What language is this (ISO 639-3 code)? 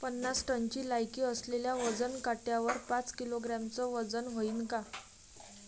mar